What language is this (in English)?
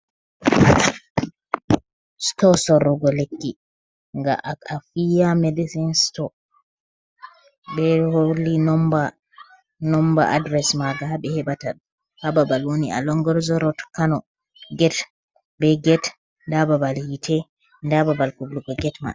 Fula